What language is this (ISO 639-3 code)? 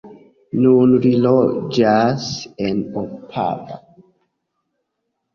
epo